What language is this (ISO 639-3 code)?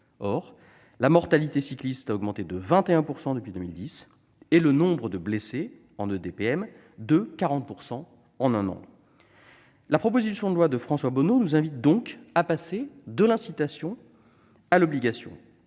fra